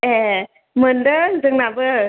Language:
Bodo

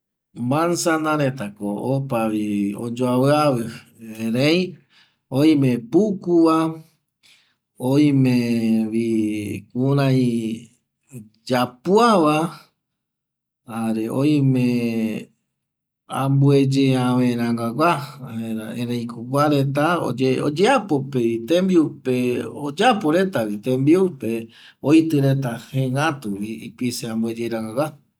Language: Eastern Bolivian Guaraní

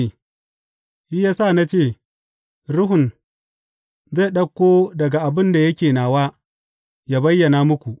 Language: Hausa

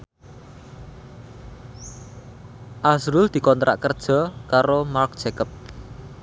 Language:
Javanese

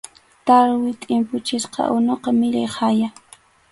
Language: Arequipa-La Unión Quechua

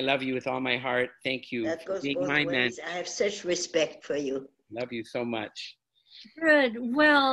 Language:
English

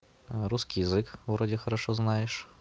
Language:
Russian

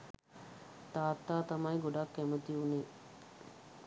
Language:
Sinhala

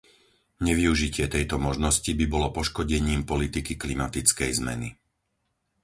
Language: Slovak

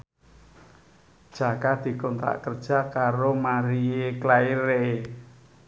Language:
Javanese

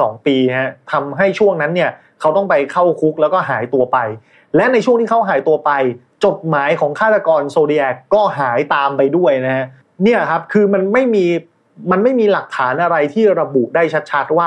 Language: Thai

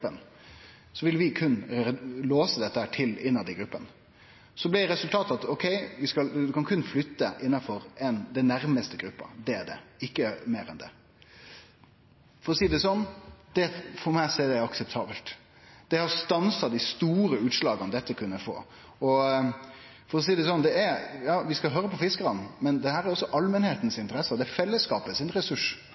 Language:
Norwegian Nynorsk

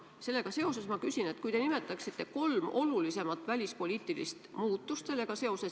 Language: Estonian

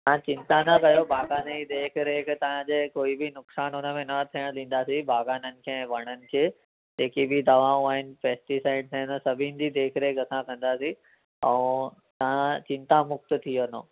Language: Sindhi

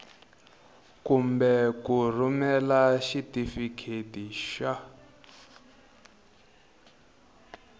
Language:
Tsonga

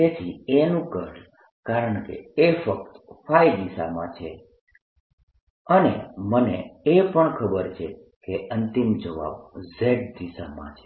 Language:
Gujarati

